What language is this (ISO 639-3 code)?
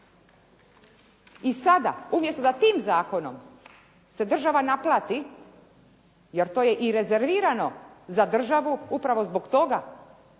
hrv